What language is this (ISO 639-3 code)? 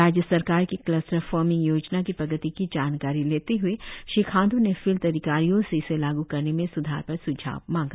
hin